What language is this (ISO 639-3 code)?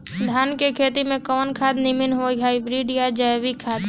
bho